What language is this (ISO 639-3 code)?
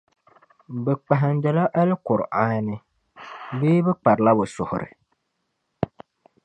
dag